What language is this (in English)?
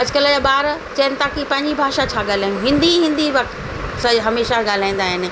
Sindhi